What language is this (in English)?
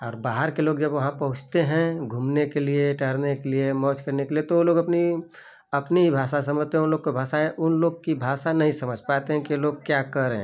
Hindi